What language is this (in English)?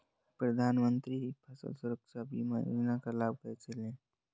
Hindi